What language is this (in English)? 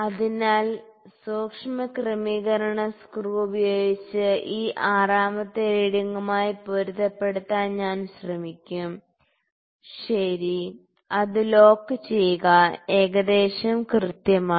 Malayalam